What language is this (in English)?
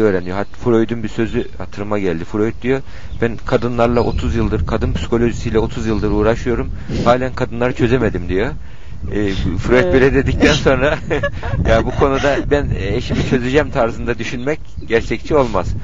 Turkish